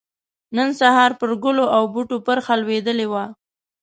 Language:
Pashto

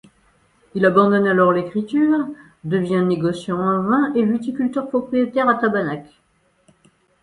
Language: French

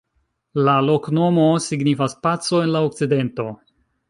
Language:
Esperanto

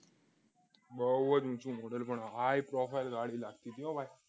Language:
Gujarati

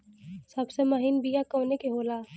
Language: Bhojpuri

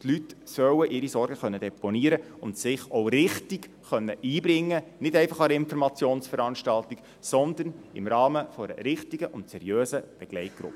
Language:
Swiss German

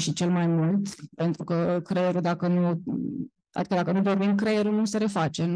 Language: Romanian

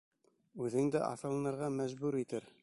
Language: Bashkir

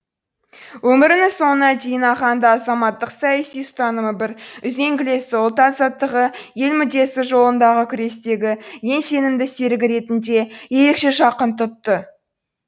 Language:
Kazakh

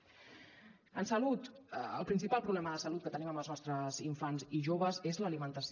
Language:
Catalan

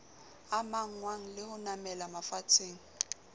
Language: Southern Sotho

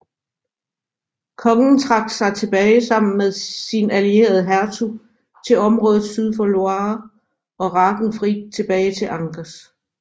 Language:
Danish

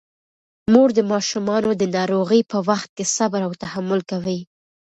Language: Pashto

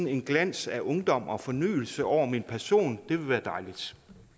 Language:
Danish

